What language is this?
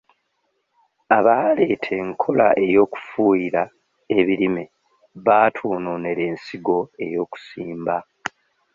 Ganda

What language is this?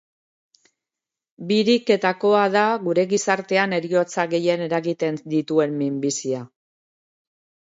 Basque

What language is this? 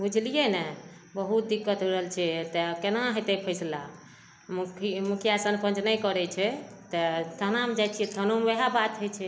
Maithili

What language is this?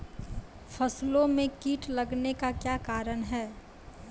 Maithili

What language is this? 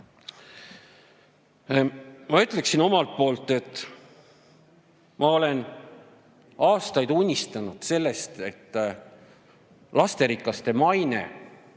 Estonian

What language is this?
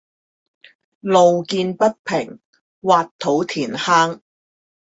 Chinese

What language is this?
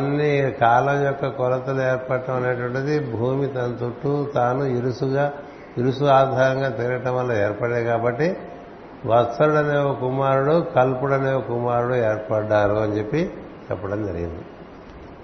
Telugu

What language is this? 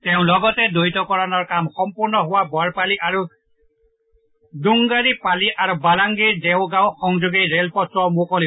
Assamese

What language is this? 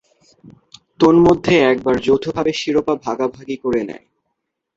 Bangla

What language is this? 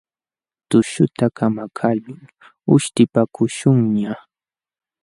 Jauja Wanca Quechua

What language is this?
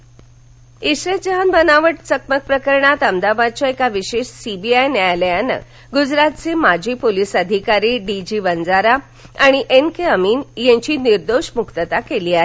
Marathi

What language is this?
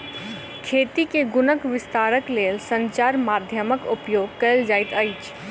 Maithili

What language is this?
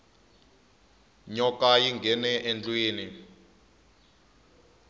Tsonga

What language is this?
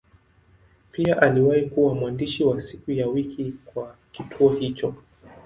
Swahili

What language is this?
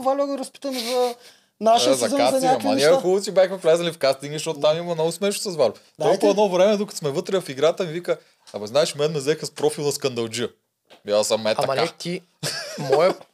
Bulgarian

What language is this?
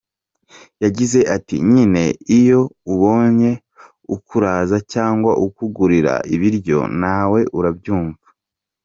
Kinyarwanda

